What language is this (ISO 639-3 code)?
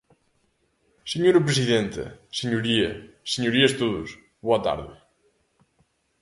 glg